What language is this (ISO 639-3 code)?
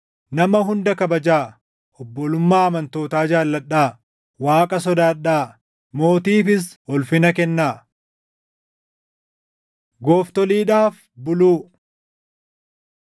orm